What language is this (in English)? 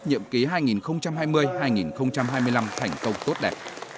Vietnamese